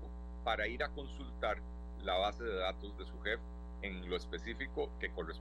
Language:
Spanish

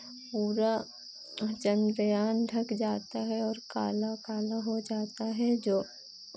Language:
Hindi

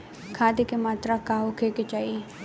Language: Bhojpuri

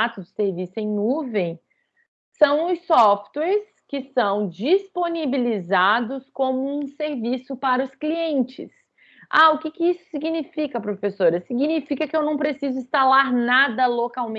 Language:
Portuguese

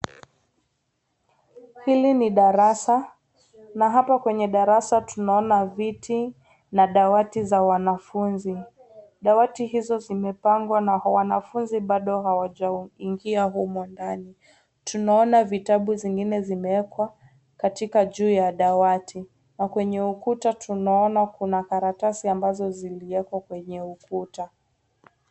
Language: Swahili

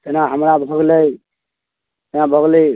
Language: Maithili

